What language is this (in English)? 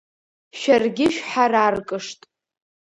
Abkhazian